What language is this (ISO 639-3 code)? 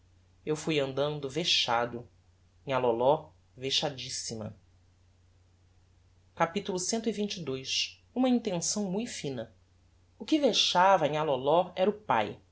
por